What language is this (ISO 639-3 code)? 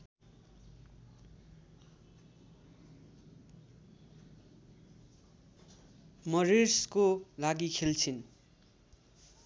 nep